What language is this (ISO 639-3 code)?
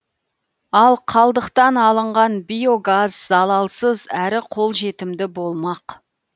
kaz